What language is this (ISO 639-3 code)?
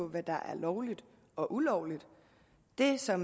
dan